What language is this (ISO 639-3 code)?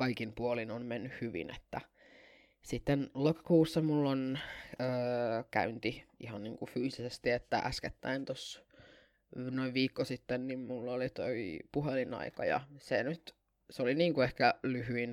fin